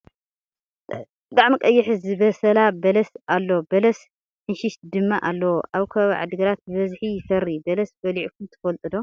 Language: Tigrinya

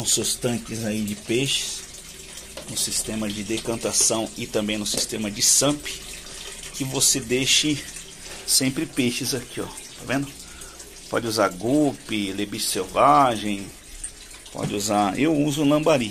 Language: Portuguese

